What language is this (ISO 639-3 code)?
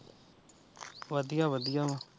pan